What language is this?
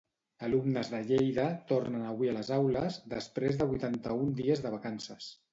Catalan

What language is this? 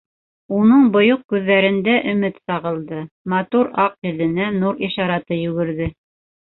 Bashkir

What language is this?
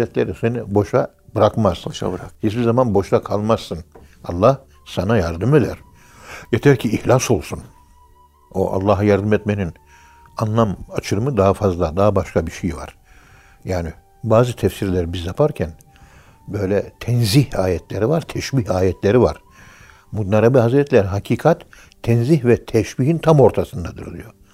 Turkish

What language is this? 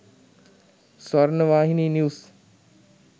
Sinhala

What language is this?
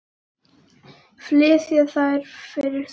Icelandic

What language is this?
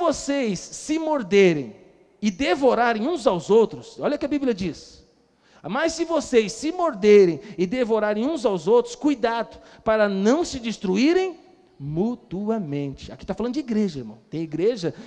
Portuguese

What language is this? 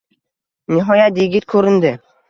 Uzbek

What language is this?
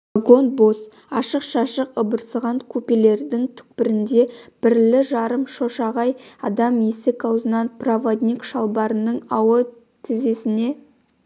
Kazakh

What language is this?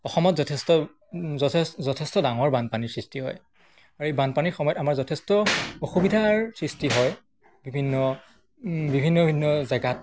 Assamese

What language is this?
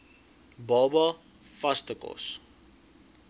Afrikaans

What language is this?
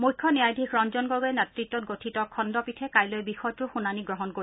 Assamese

